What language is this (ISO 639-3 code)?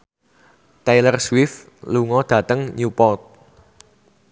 jav